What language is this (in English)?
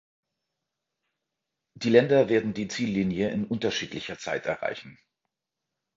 German